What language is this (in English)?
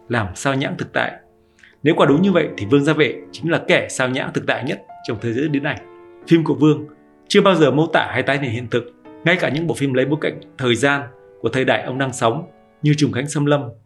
Vietnamese